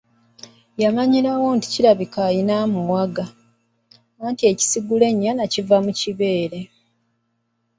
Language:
Ganda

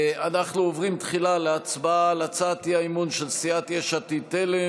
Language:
Hebrew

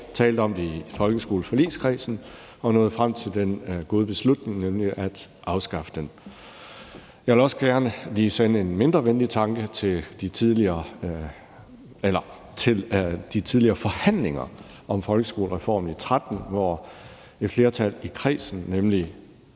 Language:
Danish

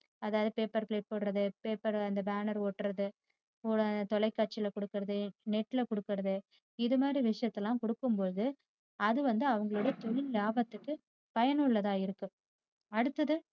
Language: Tamil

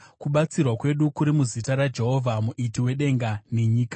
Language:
Shona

